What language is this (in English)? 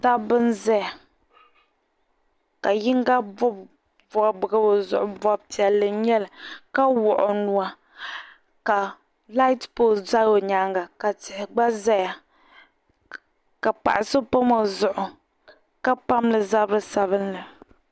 Dagbani